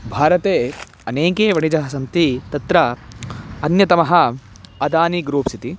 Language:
Sanskrit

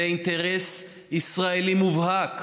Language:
Hebrew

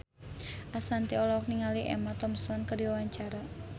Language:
Sundanese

